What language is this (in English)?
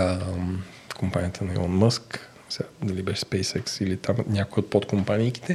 Bulgarian